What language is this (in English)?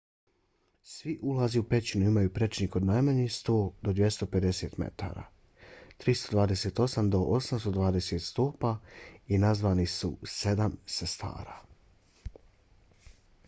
Bosnian